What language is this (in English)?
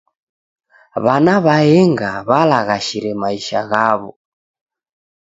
Taita